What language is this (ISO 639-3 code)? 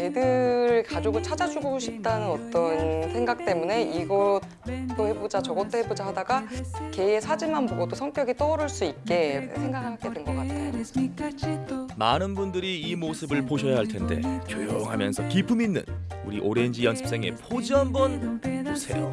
kor